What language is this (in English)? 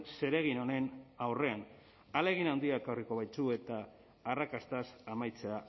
Basque